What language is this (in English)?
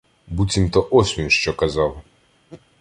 Ukrainian